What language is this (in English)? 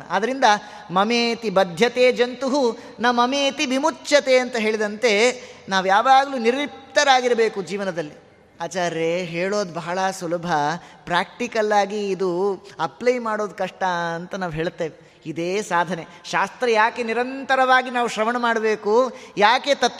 Kannada